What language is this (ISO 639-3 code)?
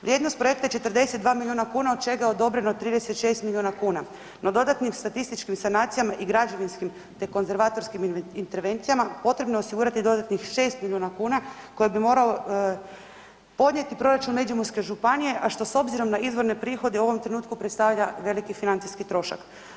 hrv